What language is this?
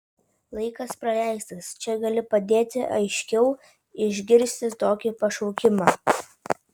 Lithuanian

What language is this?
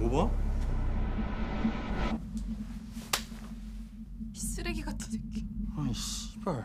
Korean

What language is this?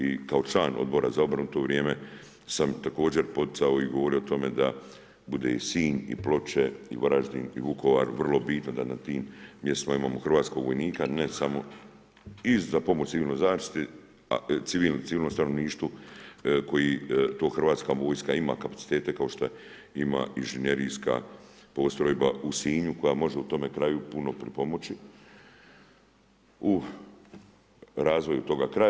Croatian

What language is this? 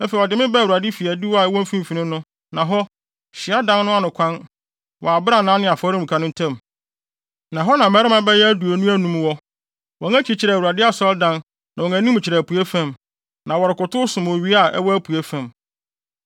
Akan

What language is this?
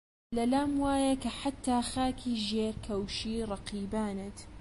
Central Kurdish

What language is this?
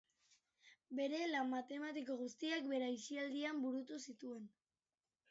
Basque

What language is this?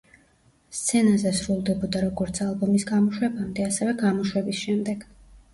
Georgian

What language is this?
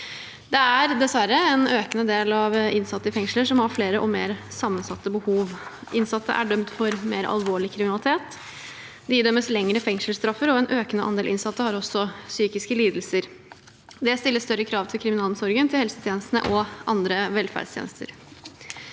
Norwegian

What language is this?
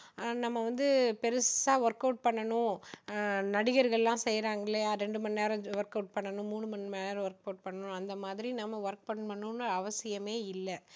Tamil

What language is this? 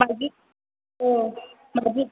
Bodo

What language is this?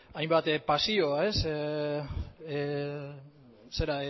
Basque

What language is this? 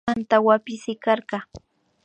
Imbabura Highland Quichua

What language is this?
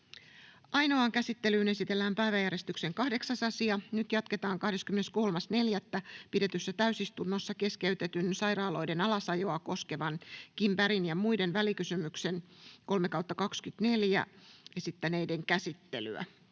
Finnish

